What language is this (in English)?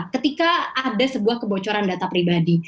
Indonesian